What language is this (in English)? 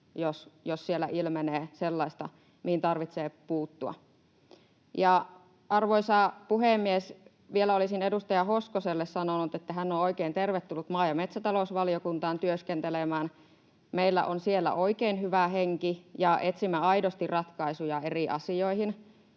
Finnish